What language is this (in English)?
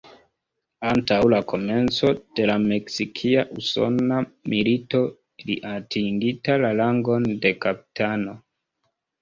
Esperanto